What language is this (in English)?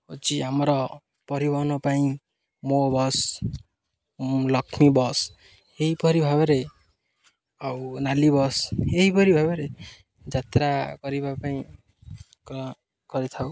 Odia